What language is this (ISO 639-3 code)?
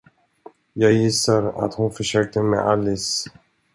swe